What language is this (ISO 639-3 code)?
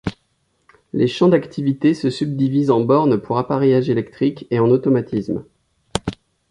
fra